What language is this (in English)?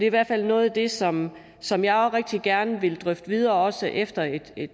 Danish